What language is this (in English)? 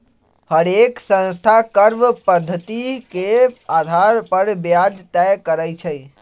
Magahi